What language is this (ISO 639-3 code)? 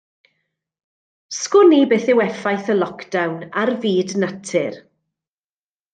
cym